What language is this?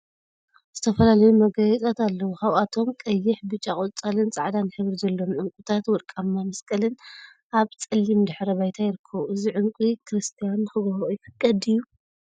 Tigrinya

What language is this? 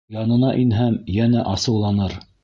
Bashkir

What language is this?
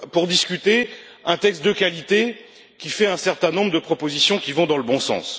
French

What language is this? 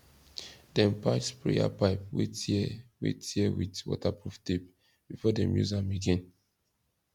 Nigerian Pidgin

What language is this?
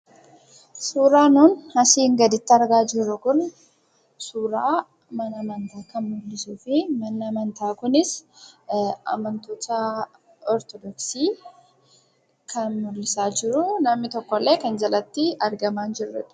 Oromo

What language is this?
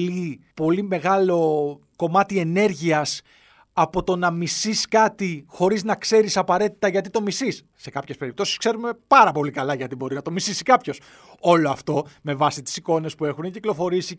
Greek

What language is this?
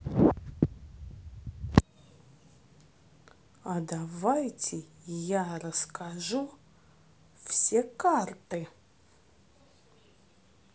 Russian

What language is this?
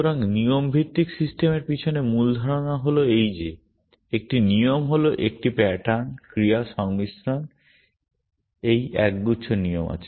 Bangla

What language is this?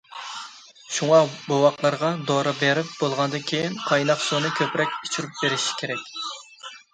Uyghur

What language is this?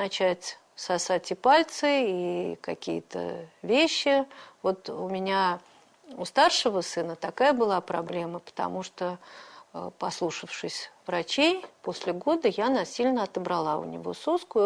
Russian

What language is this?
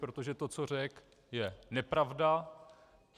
Czech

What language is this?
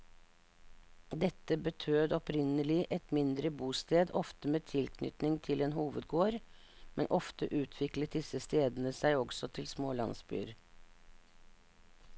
Norwegian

